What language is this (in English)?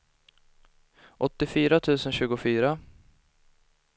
Swedish